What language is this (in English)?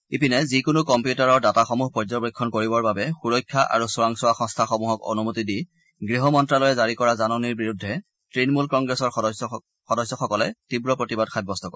Assamese